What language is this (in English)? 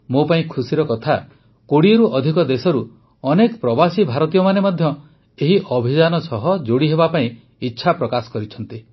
Odia